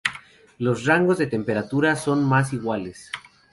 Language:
Spanish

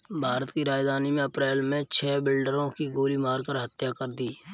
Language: Hindi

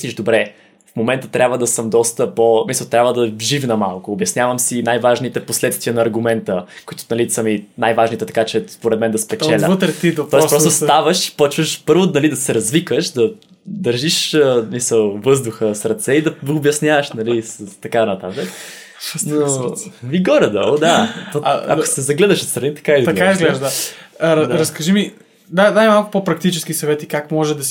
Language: Bulgarian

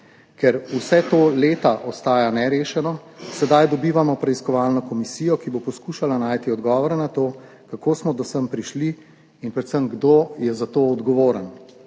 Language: Slovenian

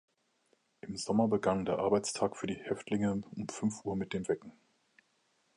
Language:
German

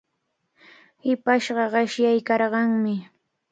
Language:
Cajatambo North Lima Quechua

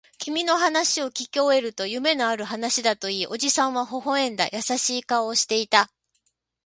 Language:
Japanese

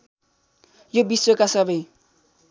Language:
Nepali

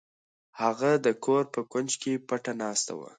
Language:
Pashto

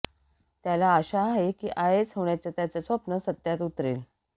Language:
Marathi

